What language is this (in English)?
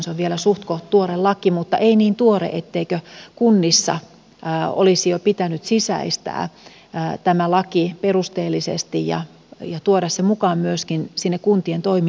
Finnish